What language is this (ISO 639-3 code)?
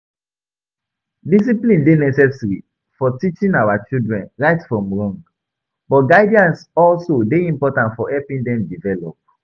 pcm